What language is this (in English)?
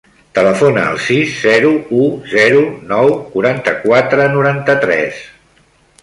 Catalan